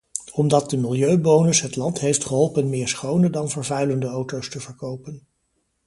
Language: Dutch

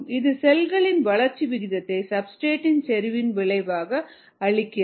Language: Tamil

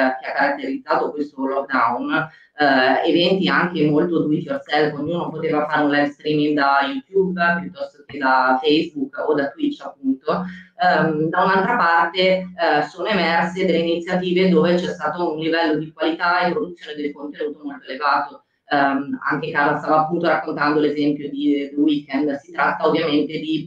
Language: Italian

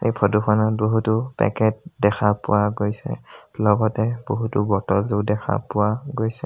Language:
Assamese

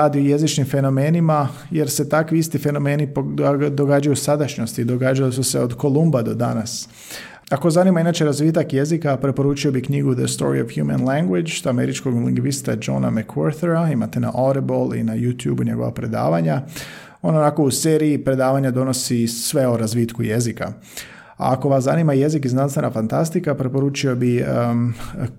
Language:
Croatian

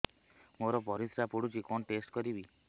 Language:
Odia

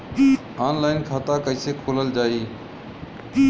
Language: Bhojpuri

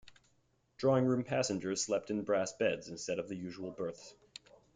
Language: English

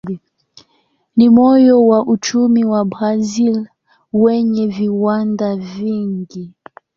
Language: Swahili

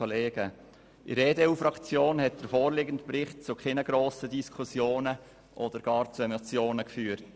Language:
Swiss German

